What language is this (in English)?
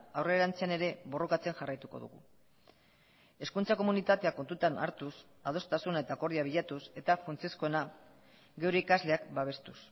Basque